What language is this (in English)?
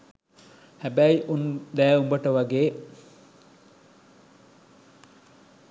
Sinhala